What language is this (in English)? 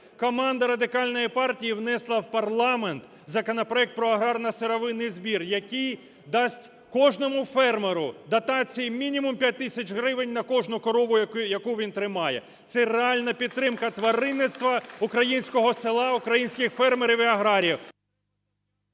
Ukrainian